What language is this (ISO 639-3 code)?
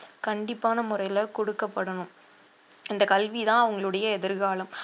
tam